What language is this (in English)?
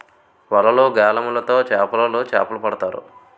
Telugu